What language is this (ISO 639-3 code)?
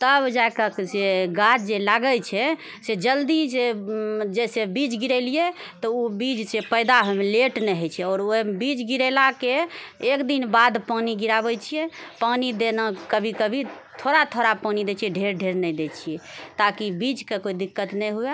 mai